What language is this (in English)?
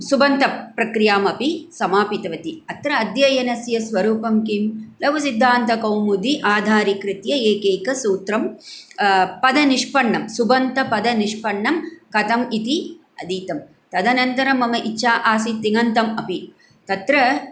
Sanskrit